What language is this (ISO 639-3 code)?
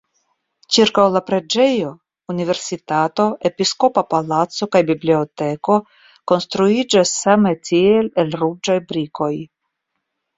epo